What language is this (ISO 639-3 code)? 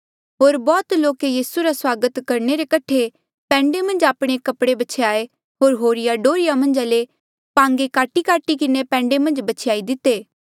mjl